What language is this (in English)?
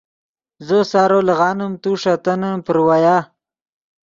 Yidgha